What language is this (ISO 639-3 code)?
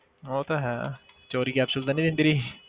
pan